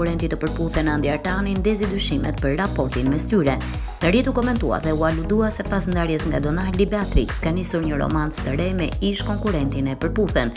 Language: Romanian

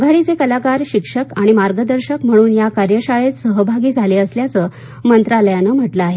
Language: Marathi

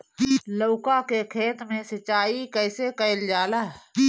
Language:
Bhojpuri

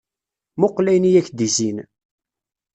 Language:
Kabyle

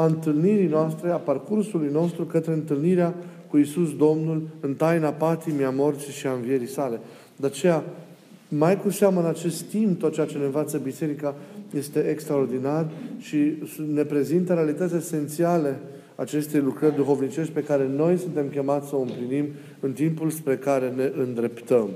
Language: Romanian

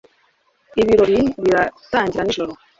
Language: Kinyarwanda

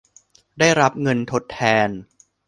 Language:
Thai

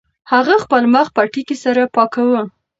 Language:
Pashto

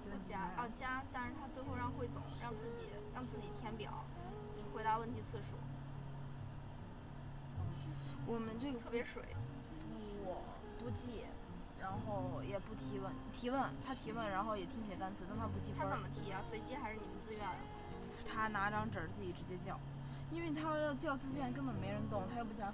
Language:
Chinese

